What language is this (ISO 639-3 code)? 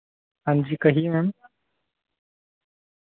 doi